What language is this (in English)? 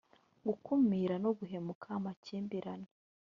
Kinyarwanda